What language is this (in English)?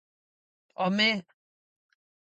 Galician